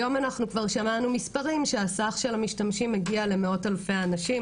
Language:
Hebrew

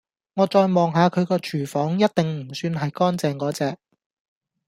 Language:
Cantonese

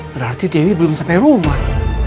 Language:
Indonesian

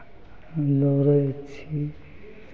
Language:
Maithili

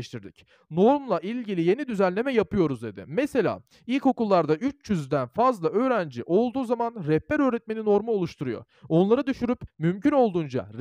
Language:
Turkish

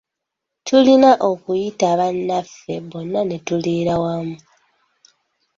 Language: Ganda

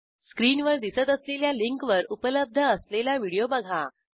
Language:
Marathi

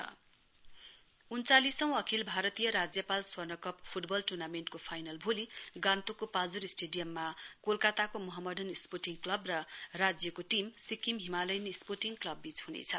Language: Nepali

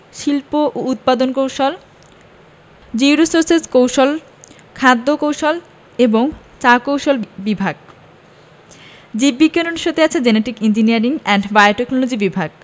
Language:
Bangla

